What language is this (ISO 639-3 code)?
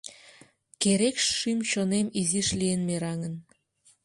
chm